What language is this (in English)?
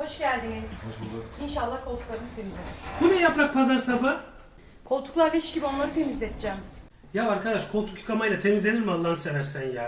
Turkish